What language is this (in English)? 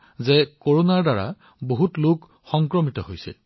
Assamese